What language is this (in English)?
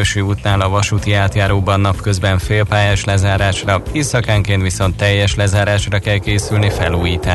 Hungarian